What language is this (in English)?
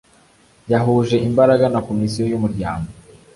Kinyarwanda